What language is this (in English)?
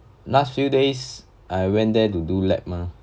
English